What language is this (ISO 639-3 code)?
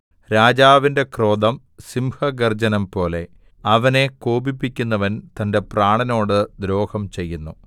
mal